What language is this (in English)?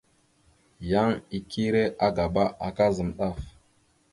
Mada (Cameroon)